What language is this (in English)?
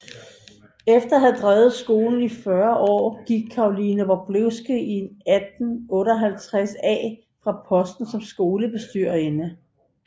Danish